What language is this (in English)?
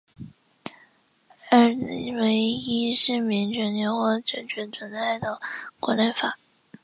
Chinese